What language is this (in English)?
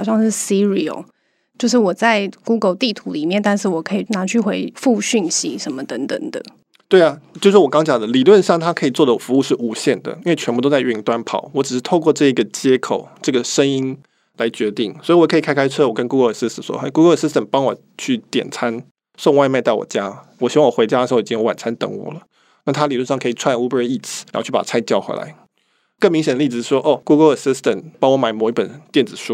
Chinese